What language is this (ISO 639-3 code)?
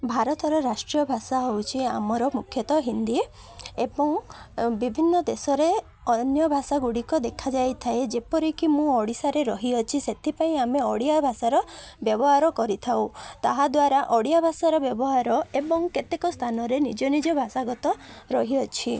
ori